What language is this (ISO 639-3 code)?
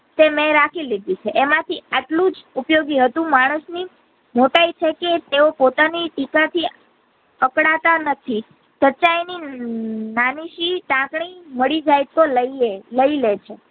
guj